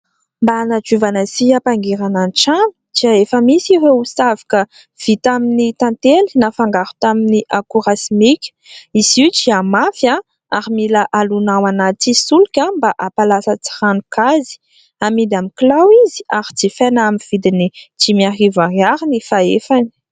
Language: Malagasy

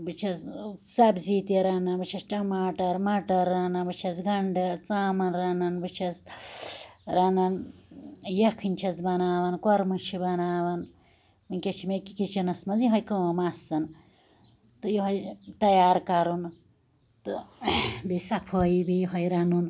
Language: Kashmiri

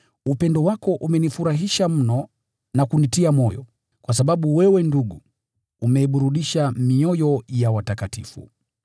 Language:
Swahili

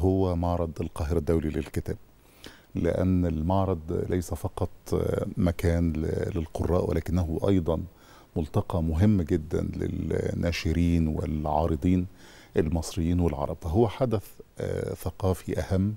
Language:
Arabic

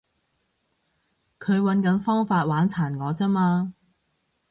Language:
Cantonese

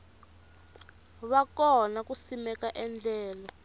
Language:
Tsonga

